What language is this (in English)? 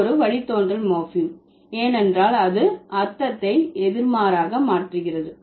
Tamil